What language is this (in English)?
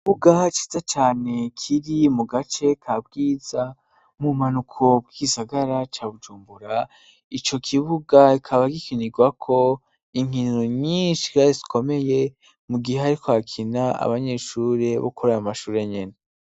Rundi